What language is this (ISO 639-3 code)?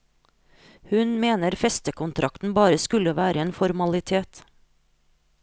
nor